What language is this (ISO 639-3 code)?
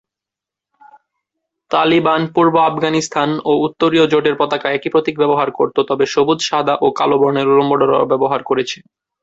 ben